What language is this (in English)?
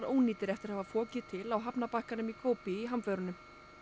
Icelandic